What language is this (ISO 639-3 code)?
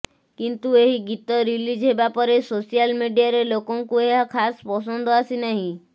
ori